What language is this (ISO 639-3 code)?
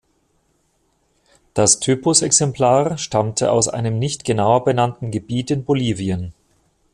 deu